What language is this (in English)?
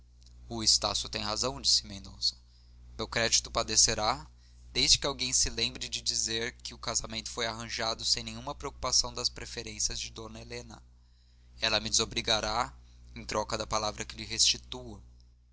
Portuguese